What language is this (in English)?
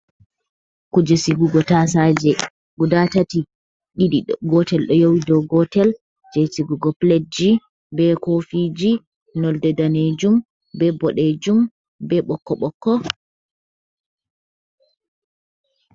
Fula